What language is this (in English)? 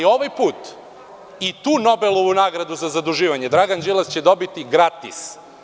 Serbian